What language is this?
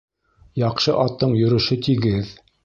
Bashkir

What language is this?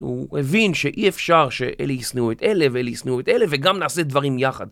Hebrew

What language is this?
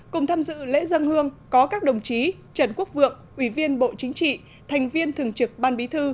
Vietnamese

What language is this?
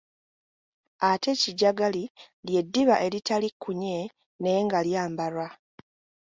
Ganda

